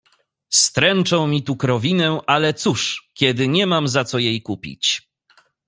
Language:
Polish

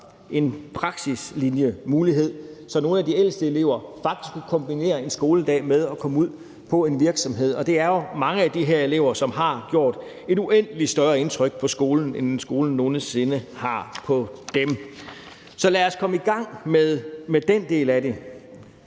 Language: Danish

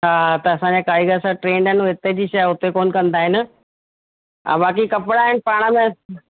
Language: Sindhi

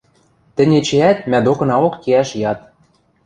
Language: Western Mari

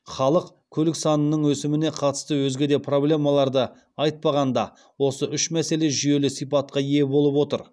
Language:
Kazakh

